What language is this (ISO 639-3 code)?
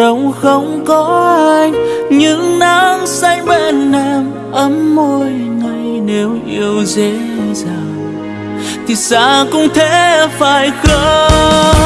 vie